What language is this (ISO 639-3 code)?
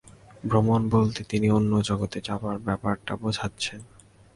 ben